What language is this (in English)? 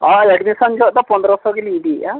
Santali